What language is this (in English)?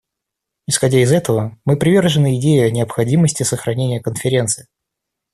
Russian